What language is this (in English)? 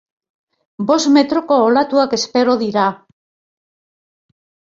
Basque